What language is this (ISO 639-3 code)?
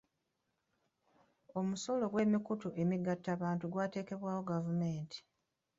lug